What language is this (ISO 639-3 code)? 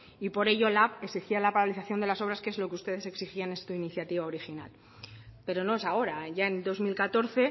spa